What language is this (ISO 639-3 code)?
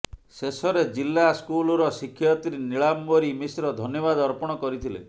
ori